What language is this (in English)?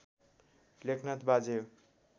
Nepali